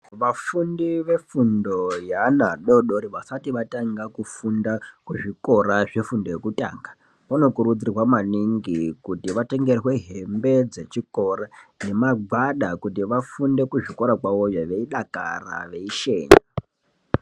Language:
Ndau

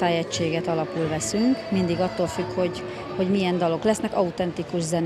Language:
Hungarian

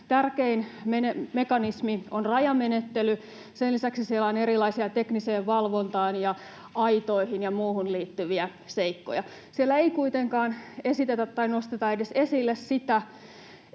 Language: Finnish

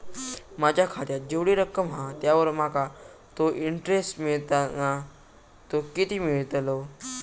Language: Marathi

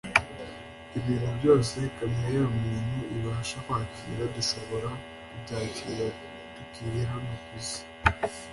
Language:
Kinyarwanda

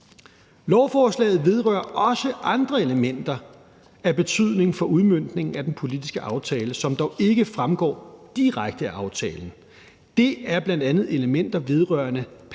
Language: Danish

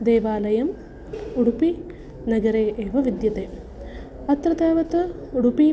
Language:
Sanskrit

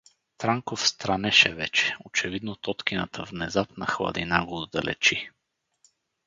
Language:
Bulgarian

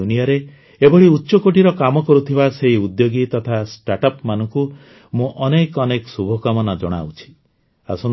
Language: Odia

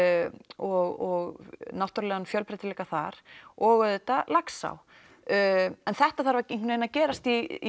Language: Icelandic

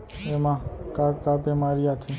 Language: Chhattisgarhi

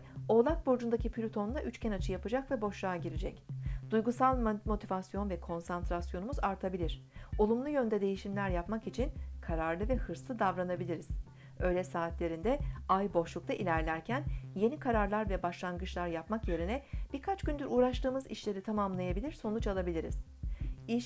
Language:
Turkish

